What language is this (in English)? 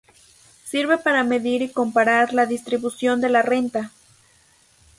Spanish